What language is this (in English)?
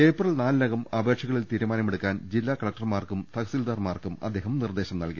Malayalam